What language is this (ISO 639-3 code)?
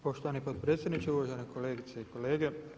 hrv